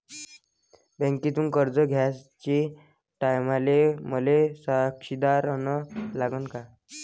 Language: Marathi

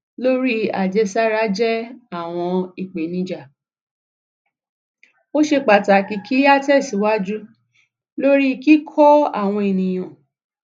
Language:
Yoruba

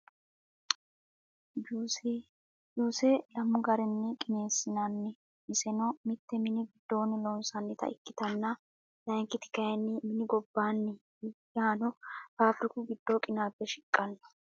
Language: Sidamo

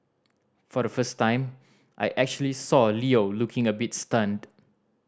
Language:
English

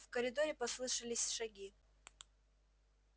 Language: Russian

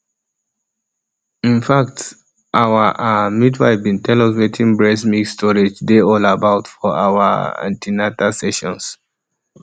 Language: Nigerian Pidgin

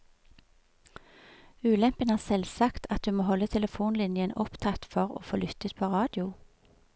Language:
Norwegian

